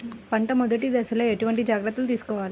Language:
Telugu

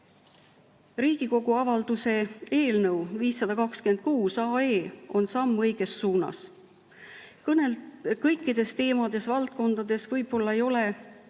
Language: Estonian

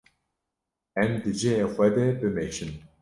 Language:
Kurdish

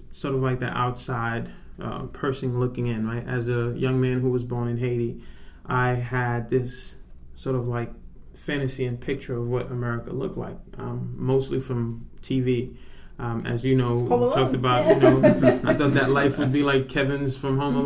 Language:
English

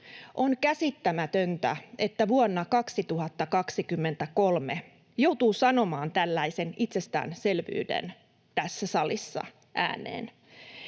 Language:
Finnish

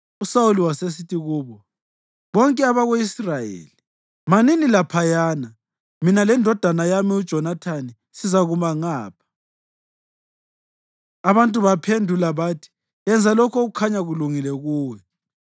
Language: North Ndebele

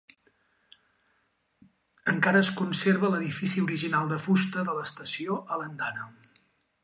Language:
Catalan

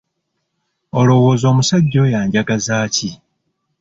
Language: Ganda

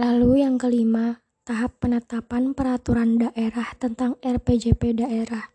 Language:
Indonesian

